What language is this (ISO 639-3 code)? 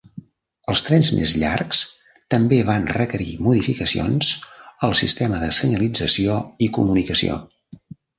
cat